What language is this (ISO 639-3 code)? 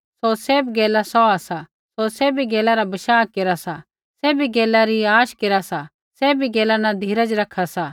kfx